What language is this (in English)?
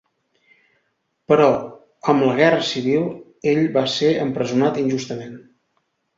Catalan